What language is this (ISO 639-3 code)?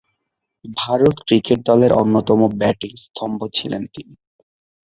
ben